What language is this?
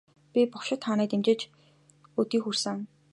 Mongolian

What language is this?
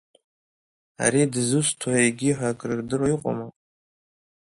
Abkhazian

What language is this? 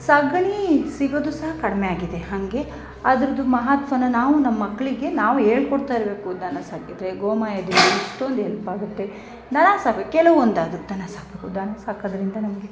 Kannada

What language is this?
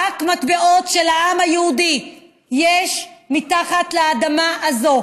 Hebrew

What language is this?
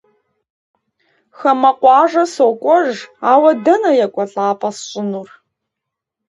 Kabardian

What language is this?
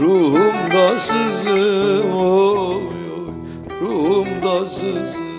Turkish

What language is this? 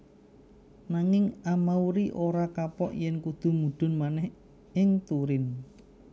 Javanese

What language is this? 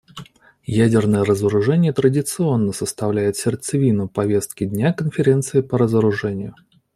Russian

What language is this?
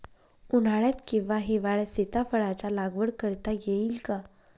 Marathi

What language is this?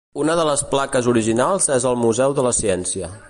Catalan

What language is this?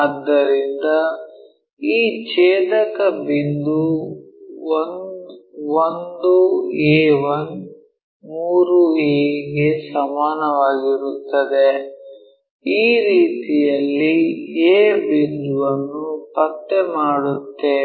Kannada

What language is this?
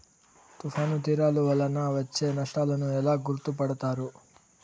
Telugu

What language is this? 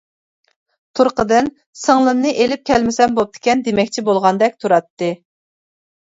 Uyghur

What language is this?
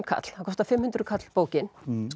Icelandic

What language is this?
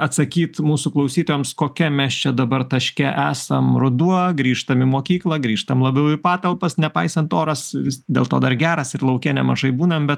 Lithuanian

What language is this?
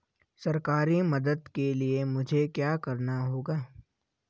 Hindi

